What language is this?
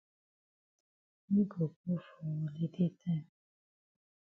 Cameroon Pidgin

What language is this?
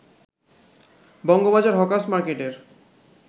Bangla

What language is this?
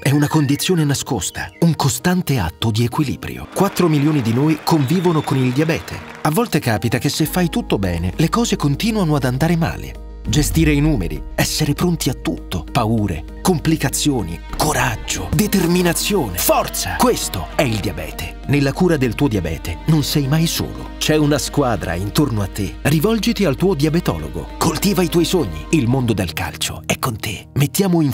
Italian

